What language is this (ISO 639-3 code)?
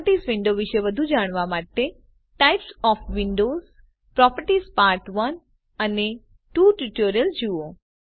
guj